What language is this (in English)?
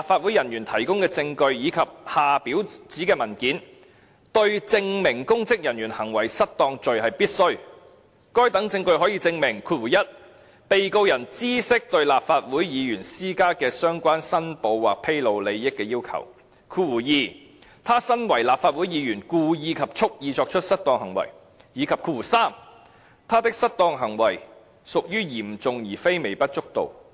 Cantonese